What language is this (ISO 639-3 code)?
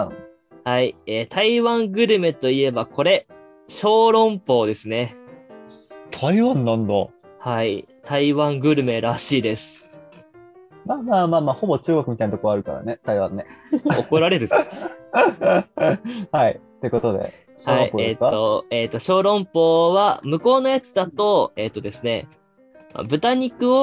jpn